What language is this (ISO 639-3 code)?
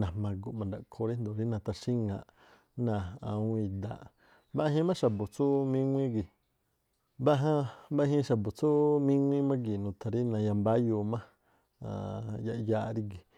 tpl